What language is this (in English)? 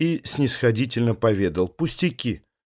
Russian